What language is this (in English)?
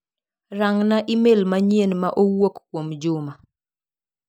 Luo (Kenya and Tanzania)